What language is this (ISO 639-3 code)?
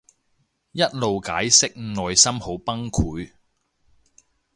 yue